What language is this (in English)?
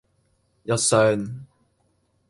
Cantonese